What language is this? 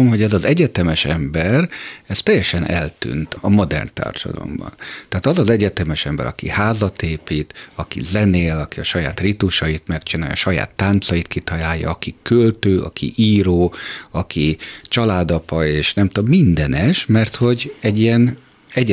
Hungarian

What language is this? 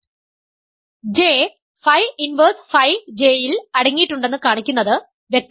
Malayalam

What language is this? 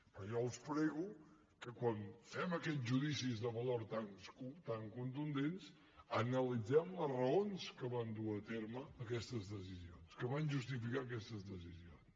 Catalan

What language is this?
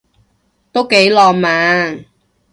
Cantonese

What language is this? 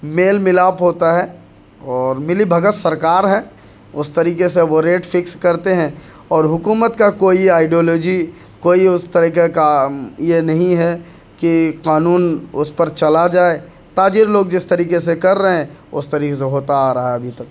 Urdu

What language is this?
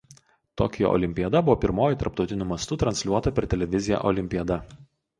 Lithuanian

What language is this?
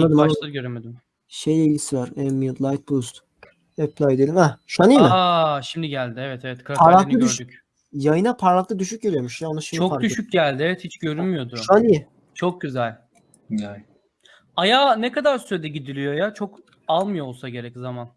Turkish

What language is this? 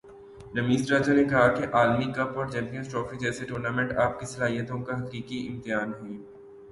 Urdu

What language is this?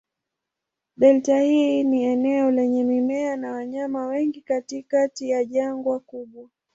Swahili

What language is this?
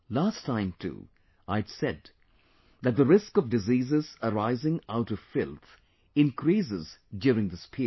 English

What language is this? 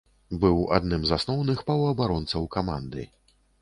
Belarusian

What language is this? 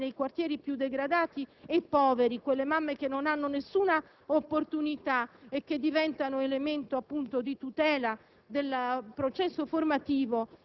Italian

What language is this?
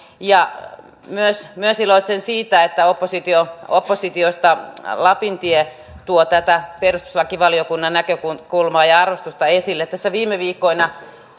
Finnish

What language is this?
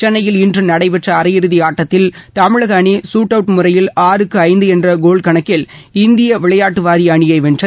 Tamil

